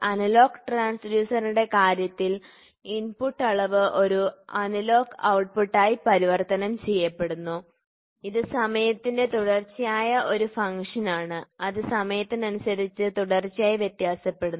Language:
Malayalam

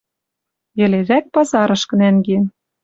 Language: Western Mari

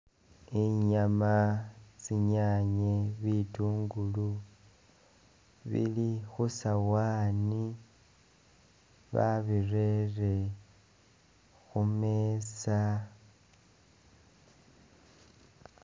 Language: Masaaba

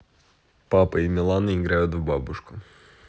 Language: Russian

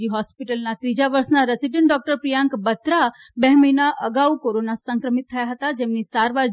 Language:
Gujarati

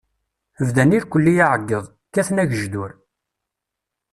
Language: Kabyle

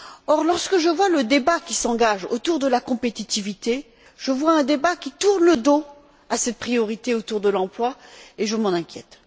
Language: French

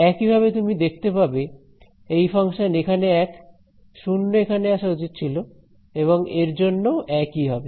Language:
Bangla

